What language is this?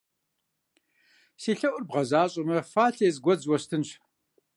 Kabardian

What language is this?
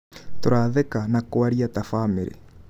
Kikuyu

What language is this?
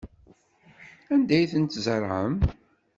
Kabyle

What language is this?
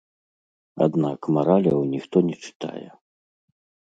Belarusian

